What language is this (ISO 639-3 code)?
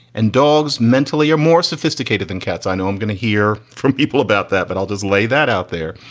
eng